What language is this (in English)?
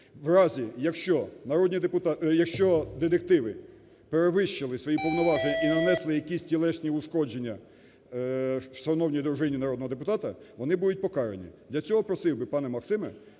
Ukrainian